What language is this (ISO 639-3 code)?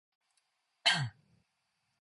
kor